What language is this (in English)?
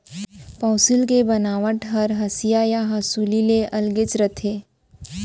Chhattisgarhi